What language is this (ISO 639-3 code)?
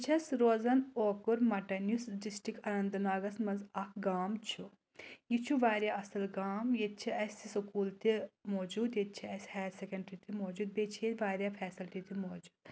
kas